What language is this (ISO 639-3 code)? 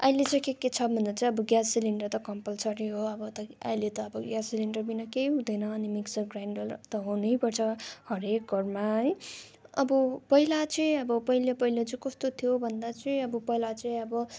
nep